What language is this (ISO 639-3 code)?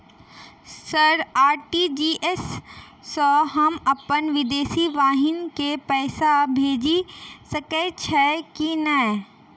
mai